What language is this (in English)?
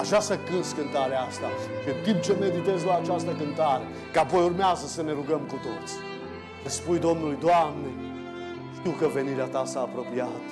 Romanian